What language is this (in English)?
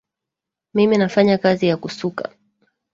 Swahili